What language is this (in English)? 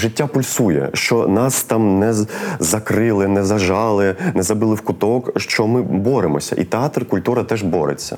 Ukrainian